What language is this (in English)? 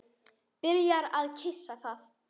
Icelandic